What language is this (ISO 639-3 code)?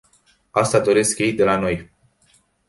ron